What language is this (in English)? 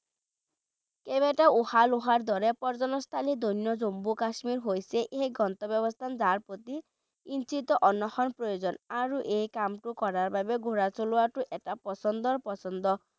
Bangla